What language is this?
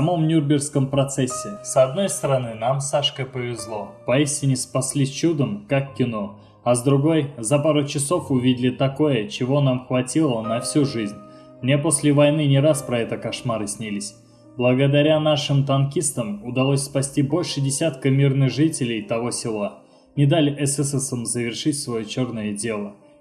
Russian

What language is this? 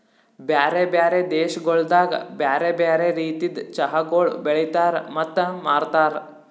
Kannada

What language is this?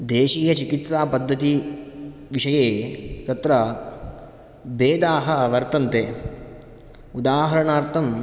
Sanskrit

